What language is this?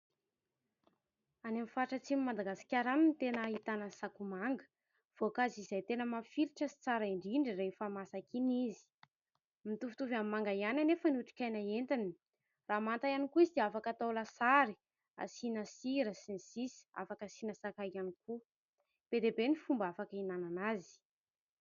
Malagasy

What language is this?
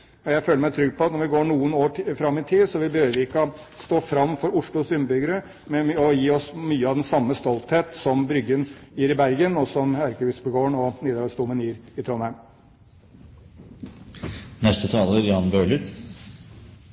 Norwegian Bokmål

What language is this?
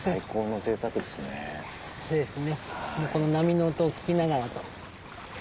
Japanese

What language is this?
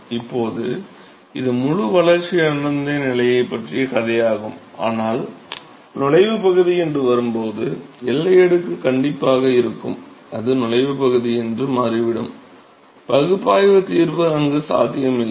Tamil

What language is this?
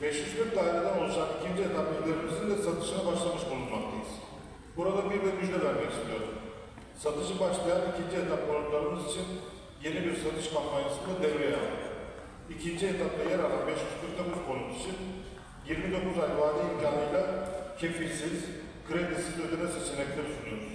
Turkish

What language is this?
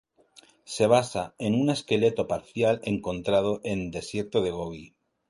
Spanish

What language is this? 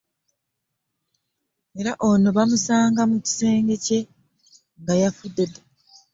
Ganda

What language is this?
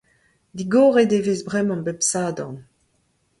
Breton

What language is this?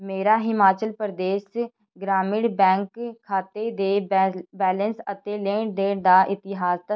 Punjabi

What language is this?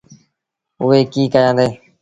Sindhi Bhil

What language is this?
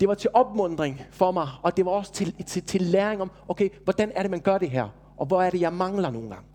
Danish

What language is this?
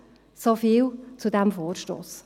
Swiss German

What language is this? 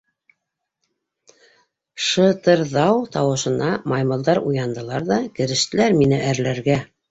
Bashkir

